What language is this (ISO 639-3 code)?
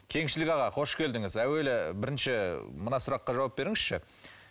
kaz